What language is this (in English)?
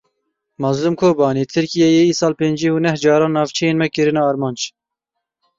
Kurdish